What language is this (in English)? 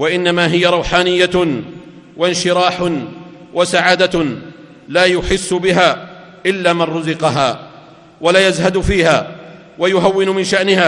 Arabic